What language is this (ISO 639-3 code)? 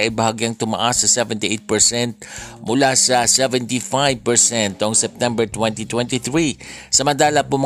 fil